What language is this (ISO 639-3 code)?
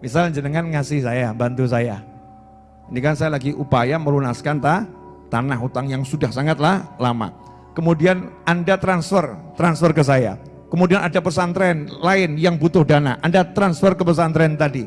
ind